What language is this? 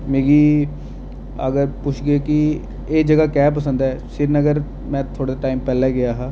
Dogri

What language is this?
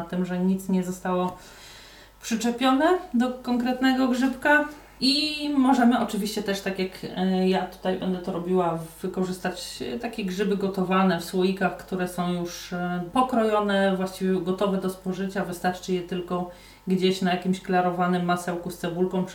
Polish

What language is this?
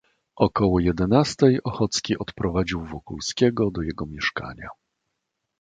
Polish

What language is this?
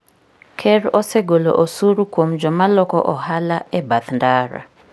Luo (Kenya and Tanzania)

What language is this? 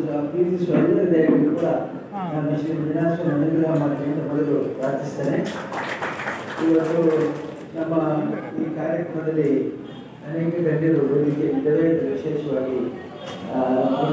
Kannada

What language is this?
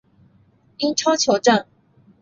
Chinese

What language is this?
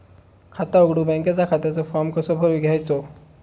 Marathi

